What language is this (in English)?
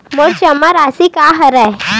Chhattisgarhi